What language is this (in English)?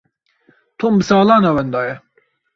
Kurdish